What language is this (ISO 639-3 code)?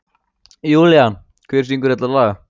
isl